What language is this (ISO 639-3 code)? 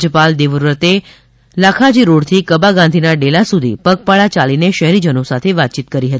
guj